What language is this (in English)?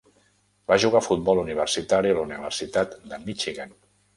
Catalan